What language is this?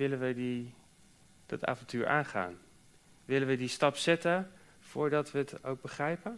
Dutch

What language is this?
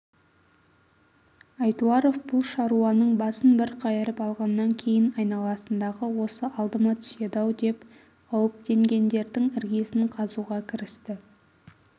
Kazakh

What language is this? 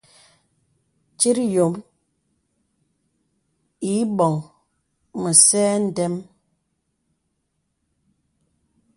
Bebele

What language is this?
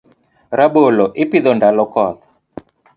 Luo (Kenya and Tanzania)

